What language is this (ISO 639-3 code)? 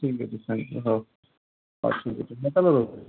ori